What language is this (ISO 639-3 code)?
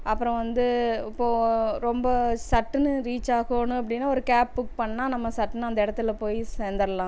tam